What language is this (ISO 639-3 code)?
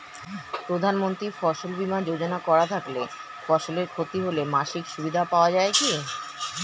ben